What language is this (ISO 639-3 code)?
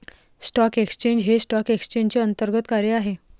mar